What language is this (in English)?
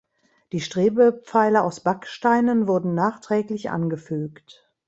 German